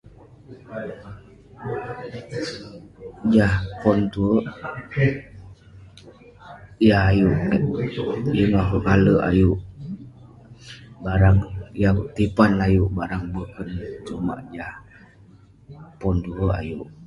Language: Western Penan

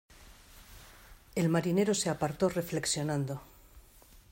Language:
Spanish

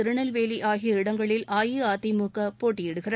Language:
Tamil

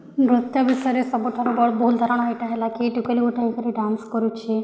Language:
Odia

